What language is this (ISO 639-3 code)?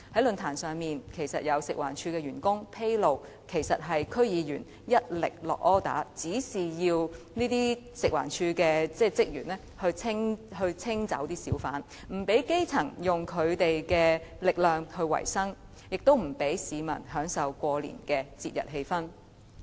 yue